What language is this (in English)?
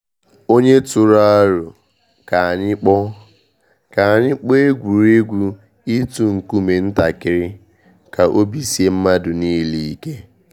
Igbo